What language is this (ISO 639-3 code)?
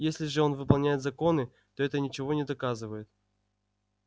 rus